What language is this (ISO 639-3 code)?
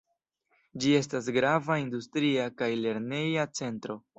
epo